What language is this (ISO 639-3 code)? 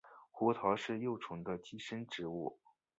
zho